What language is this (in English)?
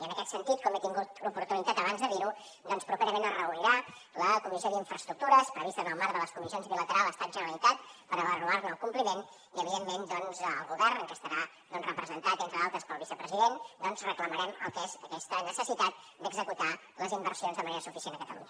Catalan